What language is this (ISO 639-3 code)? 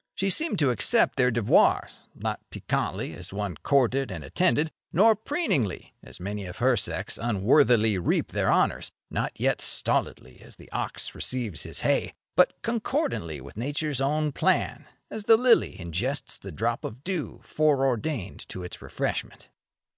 eng